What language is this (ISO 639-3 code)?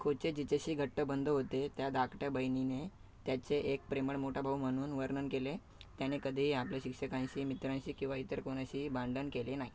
mar